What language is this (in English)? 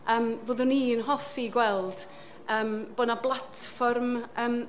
Welsh